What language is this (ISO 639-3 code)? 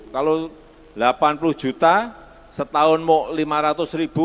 ind